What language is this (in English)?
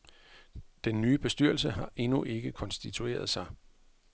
Danish